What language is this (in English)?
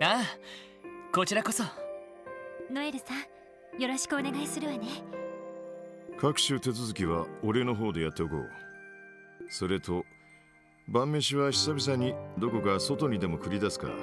Japanese